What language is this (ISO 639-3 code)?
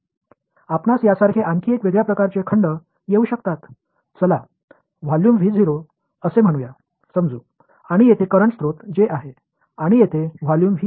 tam